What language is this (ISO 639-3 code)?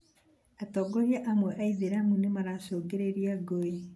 kik